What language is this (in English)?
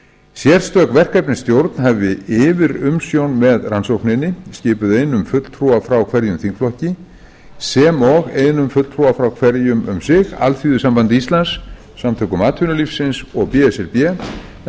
Icelandic